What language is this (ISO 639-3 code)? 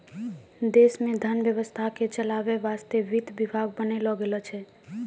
mai